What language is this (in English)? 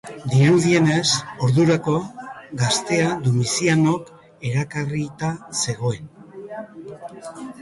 Basque